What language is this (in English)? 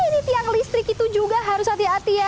Indonesian